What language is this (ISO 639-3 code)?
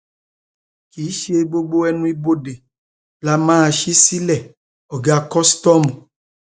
yor